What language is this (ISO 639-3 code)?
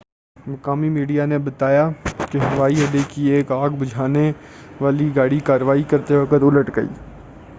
urd